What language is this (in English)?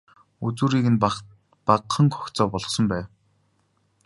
Mongolian